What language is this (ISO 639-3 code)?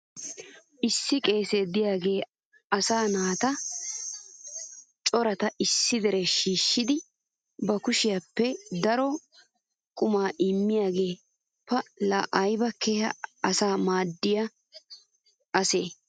wal